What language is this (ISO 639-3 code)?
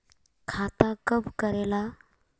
mag